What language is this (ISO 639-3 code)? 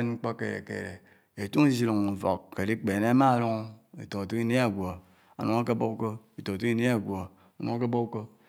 anw